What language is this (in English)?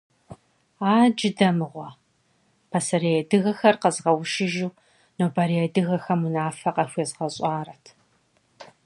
Kabardian